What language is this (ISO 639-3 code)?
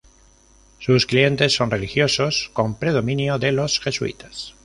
spa